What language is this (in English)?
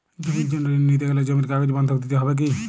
Bangla